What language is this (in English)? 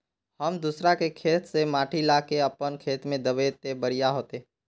Magahi